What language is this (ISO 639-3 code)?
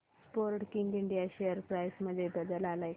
mar